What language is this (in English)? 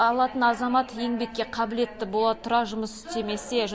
Kazakh